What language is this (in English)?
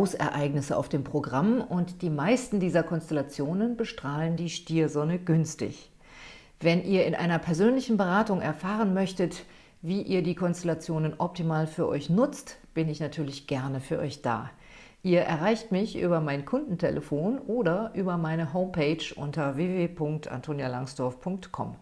German